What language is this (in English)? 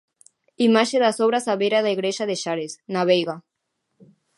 Galician